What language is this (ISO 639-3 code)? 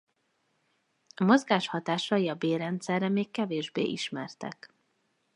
hun